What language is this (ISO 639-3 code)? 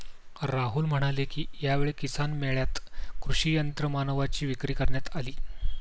mar